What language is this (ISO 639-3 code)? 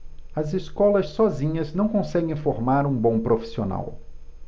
por